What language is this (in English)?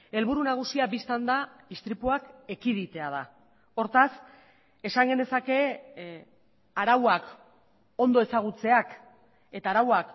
Basque